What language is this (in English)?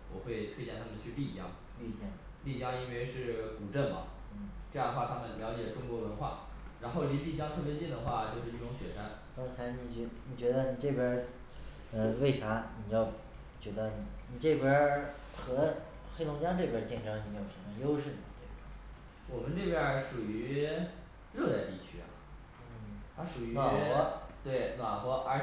Chinese